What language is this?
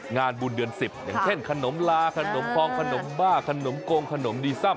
Thai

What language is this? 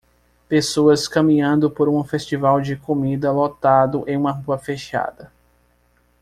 Portuguese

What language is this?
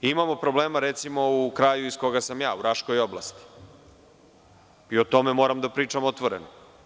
Serbian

